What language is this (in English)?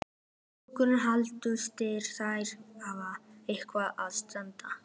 Icelandic